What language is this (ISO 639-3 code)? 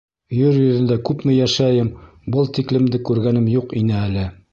bak